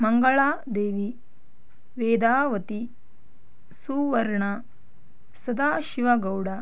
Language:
Kannada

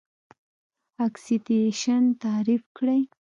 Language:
Pashto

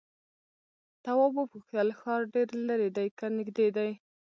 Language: Pashto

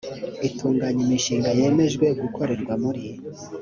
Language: Kinyarwanda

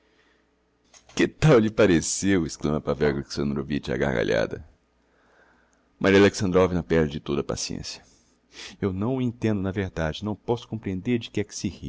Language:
Portuguese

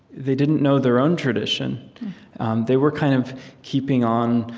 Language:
English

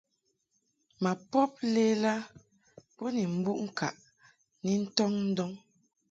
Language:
Mungaka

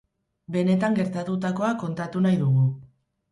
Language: Basque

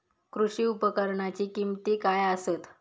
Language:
Marathi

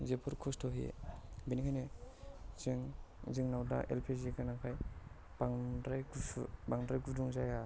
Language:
Bodo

